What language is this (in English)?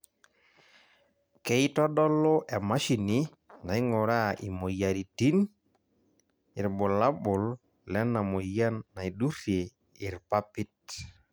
Masai